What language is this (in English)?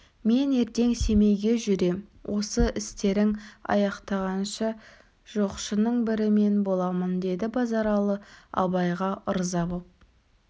Kazakh